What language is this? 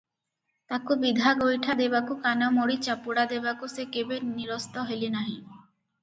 Odia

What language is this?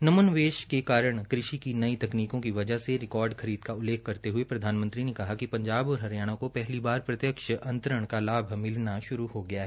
Hindi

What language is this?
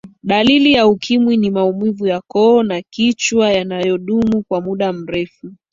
Swahili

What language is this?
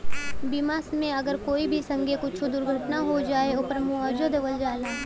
Bhojpuri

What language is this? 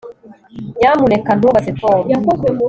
Kinyarwanda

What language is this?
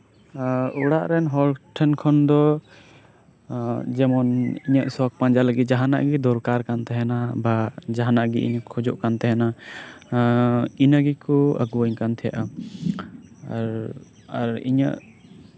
Santali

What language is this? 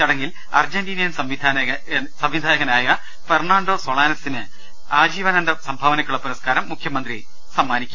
Malayalam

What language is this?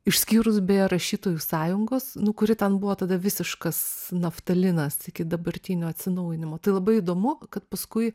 Lithuanian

